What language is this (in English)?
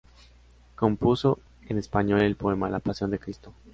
Spanish